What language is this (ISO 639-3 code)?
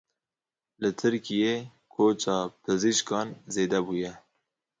kur